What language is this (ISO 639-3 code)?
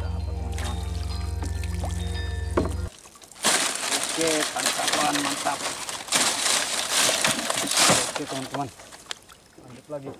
ind